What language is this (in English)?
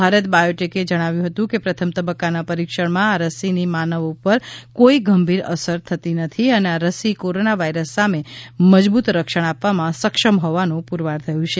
Gujarati